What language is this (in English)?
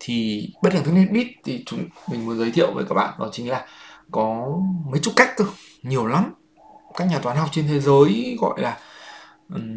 Vietnamese